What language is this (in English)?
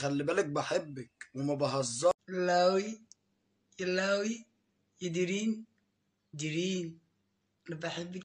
Arabic